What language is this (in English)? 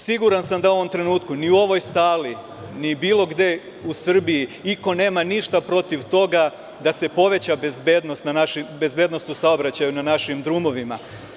Serbian